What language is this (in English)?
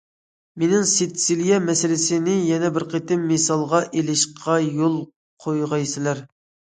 Uyghur